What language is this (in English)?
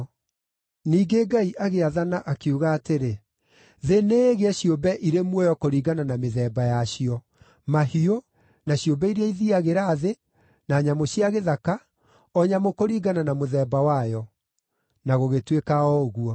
Kikuyu